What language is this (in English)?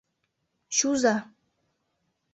Mari